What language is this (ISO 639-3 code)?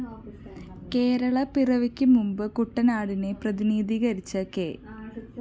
mal